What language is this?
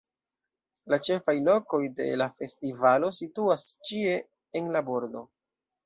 Esperanto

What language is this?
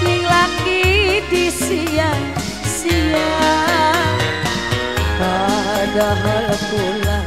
Indonesian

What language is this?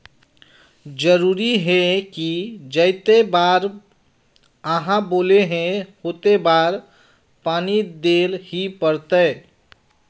Magahi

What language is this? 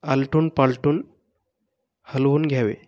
Marathi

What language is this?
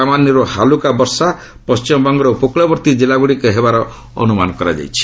Odia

